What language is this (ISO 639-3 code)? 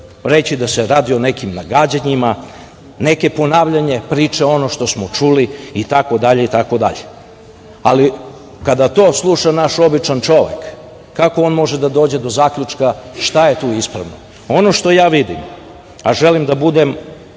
srp